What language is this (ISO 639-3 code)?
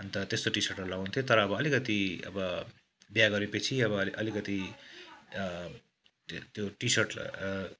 nep